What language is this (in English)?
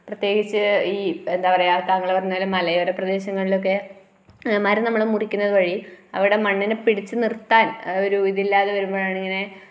Malayalam